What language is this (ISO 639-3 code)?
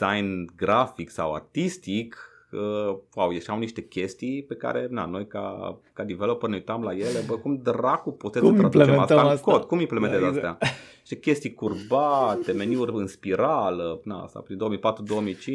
ron